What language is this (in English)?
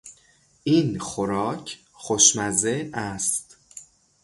Persian